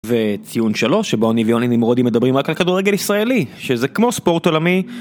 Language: Hebrew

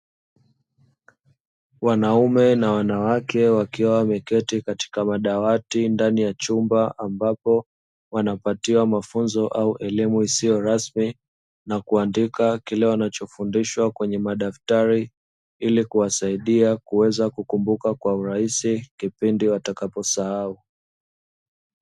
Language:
Swahili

